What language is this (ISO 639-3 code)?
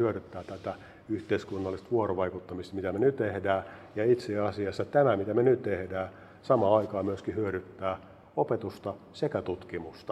fin